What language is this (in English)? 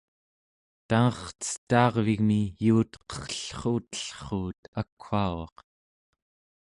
Central Yupik